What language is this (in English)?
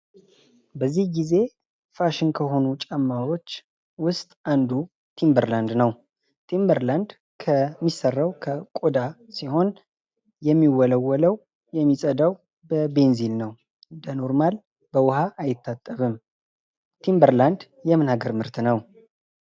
Amharic